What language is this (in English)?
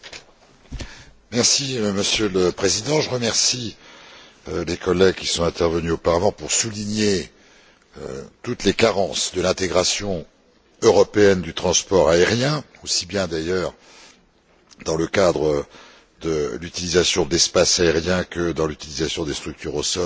French